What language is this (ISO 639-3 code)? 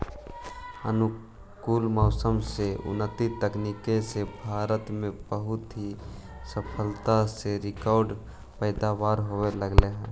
mag